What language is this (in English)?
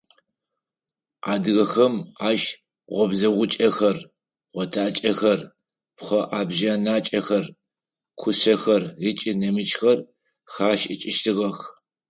Adyghe